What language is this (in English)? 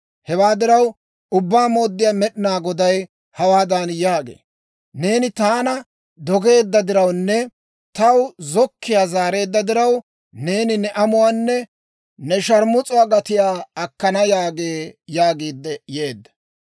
Dawro